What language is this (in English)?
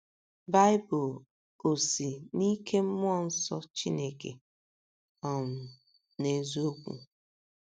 Igbo